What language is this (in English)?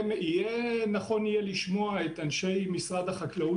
Hebrew